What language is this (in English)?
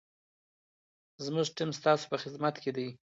Pashto